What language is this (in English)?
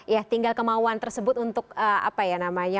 Indonesian